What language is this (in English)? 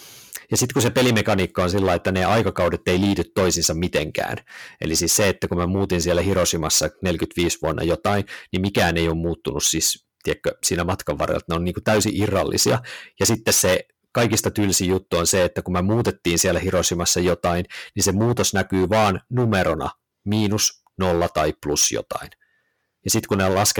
Finnish